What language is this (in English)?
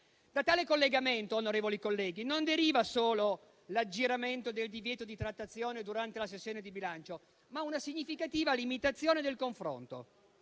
Italian